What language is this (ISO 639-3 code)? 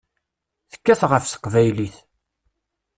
kab